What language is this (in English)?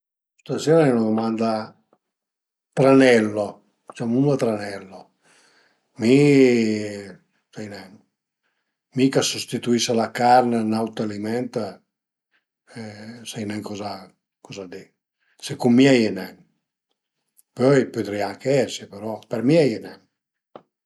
Piedmontese